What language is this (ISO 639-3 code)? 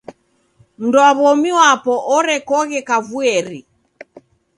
dav